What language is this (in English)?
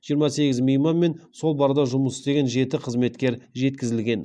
Kazakh